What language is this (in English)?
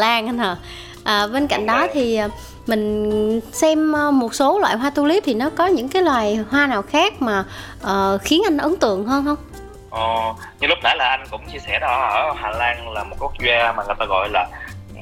Vietnamese